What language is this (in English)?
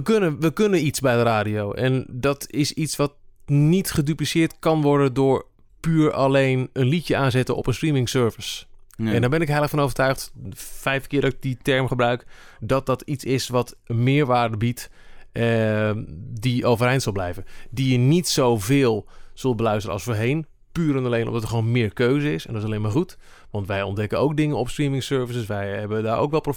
Dutch